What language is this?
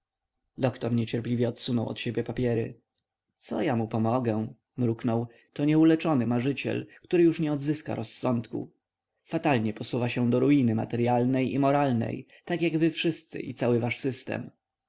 Polish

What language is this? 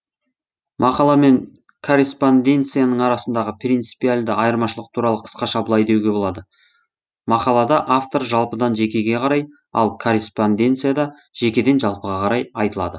Kazakh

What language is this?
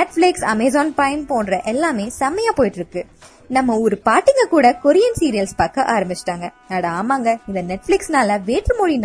Tamil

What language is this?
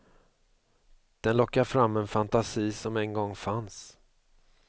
Swedish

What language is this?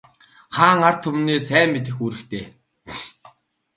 Mongolian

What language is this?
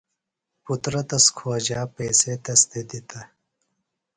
Phalura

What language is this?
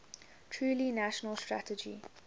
English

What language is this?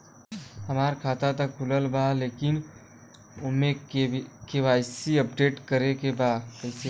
Bhojpuri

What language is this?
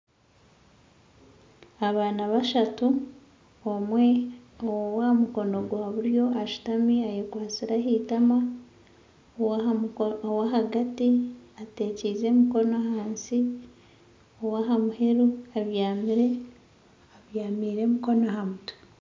Nyankole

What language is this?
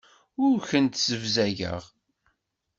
Kabyle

